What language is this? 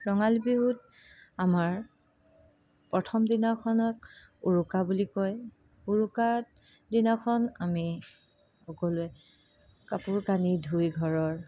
Assamese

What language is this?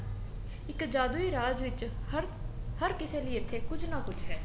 Punjabi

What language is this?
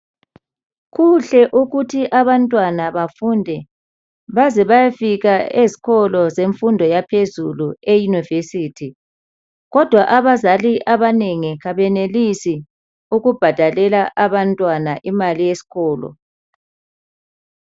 North Ndebele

